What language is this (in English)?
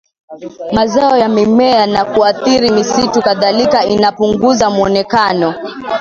Swahili